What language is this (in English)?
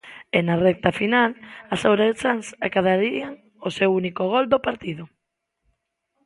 Galician